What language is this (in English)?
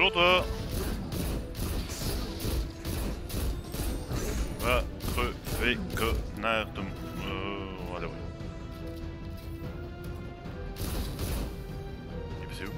French